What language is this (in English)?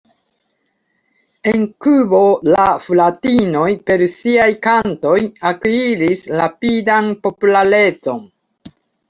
Esperanto